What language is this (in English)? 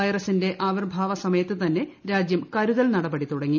Malayalam